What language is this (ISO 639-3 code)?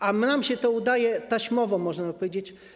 pol